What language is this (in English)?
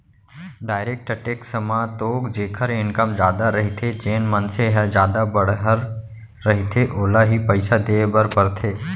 Chhattisgarhi